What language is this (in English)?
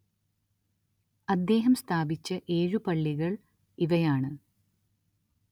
Malayalam